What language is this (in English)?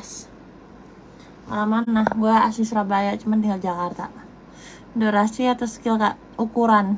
Indonesian